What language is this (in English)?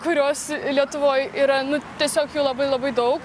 Lithuanian